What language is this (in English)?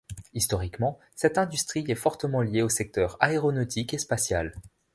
French